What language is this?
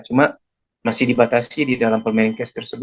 Indonesian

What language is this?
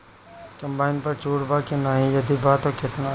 Bhojpuri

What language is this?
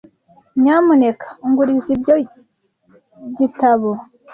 Kinyarwanda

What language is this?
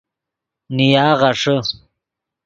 Yidgha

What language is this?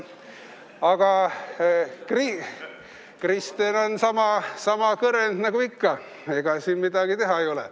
Estonian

